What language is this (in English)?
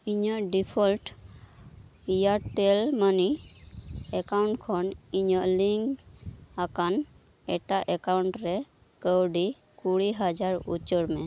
Santali